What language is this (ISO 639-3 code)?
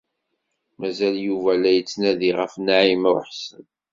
kab